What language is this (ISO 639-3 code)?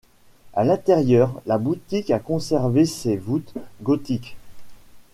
fra